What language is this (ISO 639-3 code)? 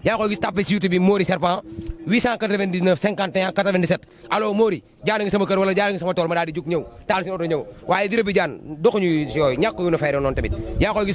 ind